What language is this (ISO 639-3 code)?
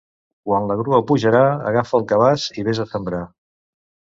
cat